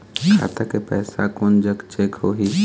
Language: Chhattisgarhi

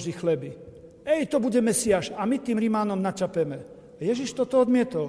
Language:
Slovak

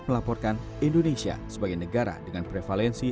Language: Indonesian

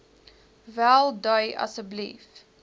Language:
Afrikaans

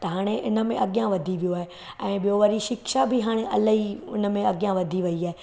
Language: Sindhi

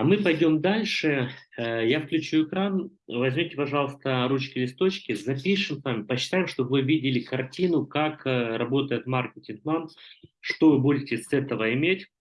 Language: Russian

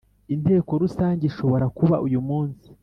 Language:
Kinyarwanda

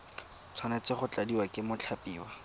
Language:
Tswana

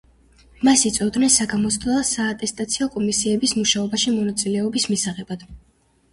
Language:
Georgian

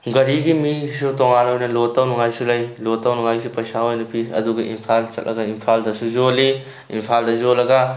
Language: Manipuri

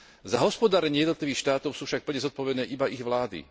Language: Slovak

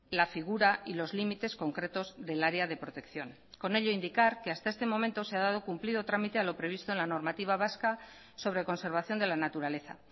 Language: Spanish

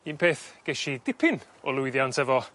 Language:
Welsh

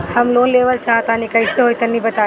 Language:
Bhojpuri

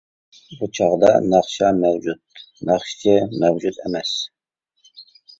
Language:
Uyghur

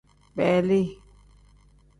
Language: Tem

